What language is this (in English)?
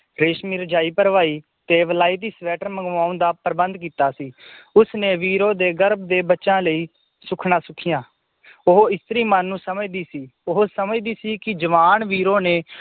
Punjabi